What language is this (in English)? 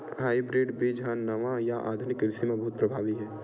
Chhattisgarhi